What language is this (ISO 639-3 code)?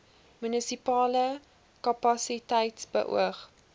afr